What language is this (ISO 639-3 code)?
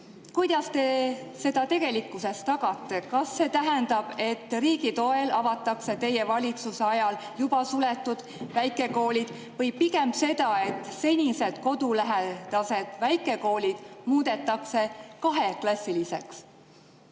est